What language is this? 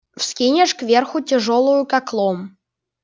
Russian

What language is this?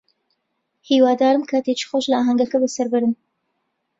Central Kurdish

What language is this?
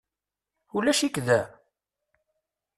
Kabyle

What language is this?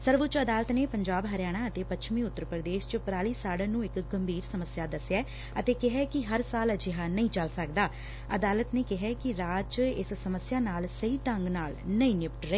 Punjabi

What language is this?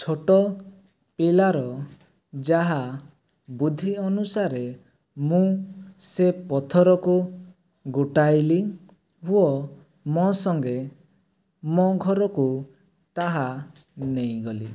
Odia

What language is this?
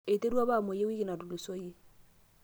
Masai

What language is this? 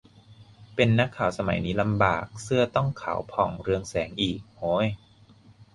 Thai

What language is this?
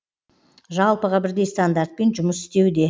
Kazakh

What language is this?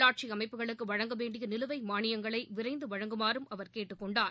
Tamil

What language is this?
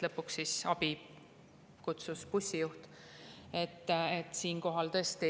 Estonian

